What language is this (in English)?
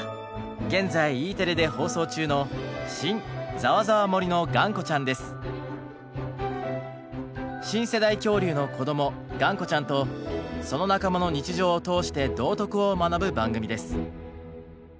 Japanese